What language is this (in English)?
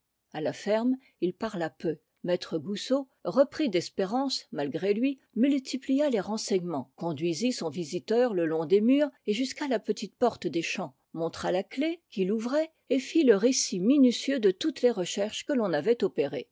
French